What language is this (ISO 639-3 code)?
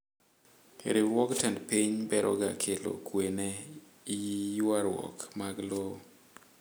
luo